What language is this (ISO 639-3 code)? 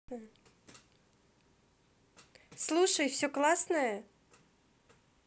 rus